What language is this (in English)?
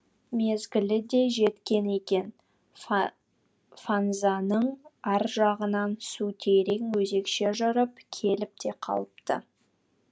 Kazakh